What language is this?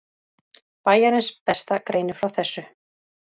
Icelandic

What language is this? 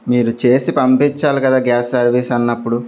Telugu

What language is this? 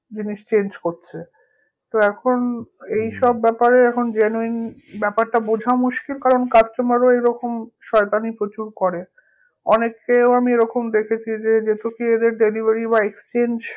Bangla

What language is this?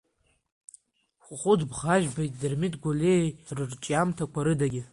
Abkhazian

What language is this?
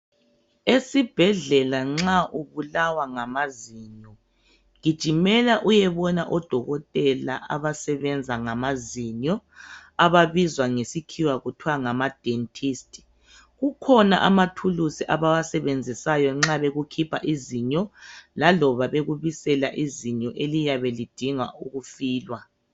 North Ndebele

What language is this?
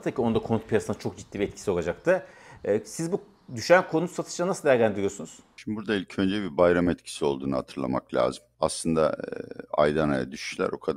Turkish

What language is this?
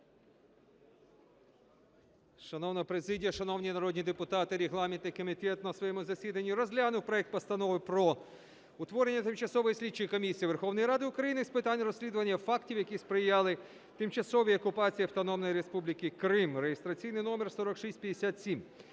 Ukrainian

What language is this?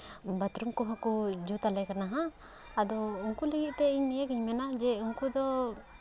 Santali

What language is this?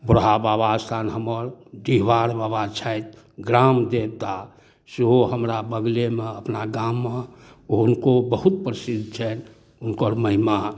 Maithili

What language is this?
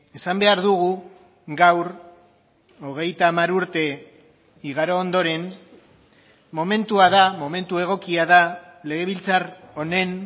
Basque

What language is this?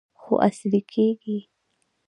Pashto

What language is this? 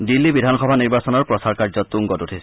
Assamese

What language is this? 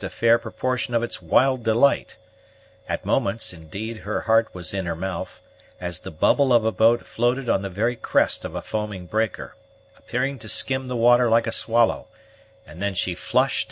English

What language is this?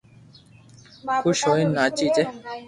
Loarki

